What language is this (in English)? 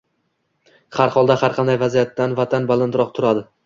Uzbek